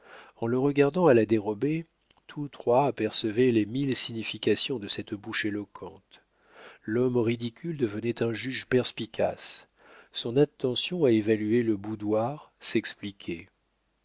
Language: French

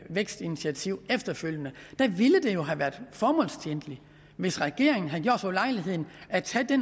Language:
Danish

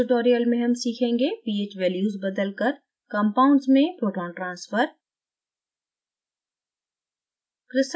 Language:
Hindi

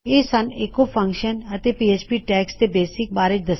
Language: Punjabi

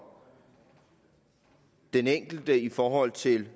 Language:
Danish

